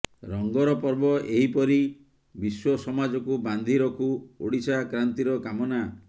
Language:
Odia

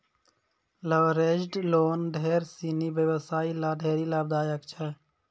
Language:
Maithili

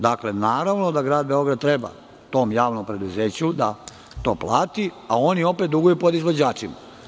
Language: Serbian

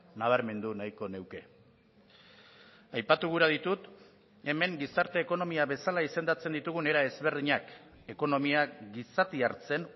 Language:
Basque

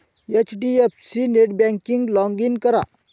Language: Marathi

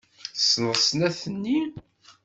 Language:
Kabyle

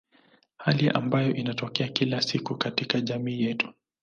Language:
Swahili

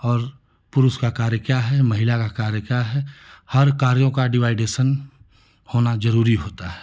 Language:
Hindi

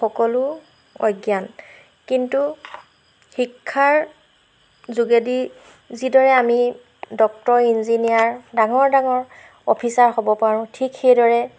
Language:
Assamese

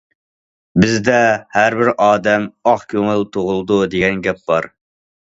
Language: Uyghur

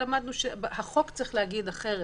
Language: Hebrew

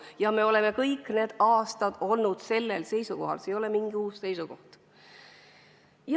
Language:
Estonian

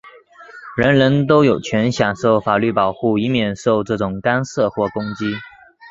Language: Chinese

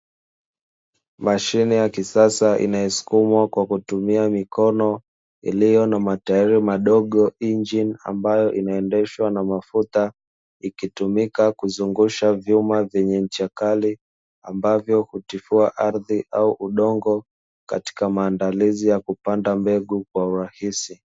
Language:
Swahili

